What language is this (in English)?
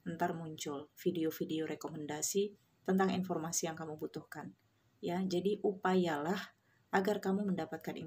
Indonesian